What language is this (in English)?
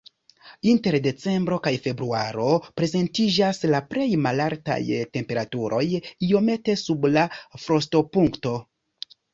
Esperanto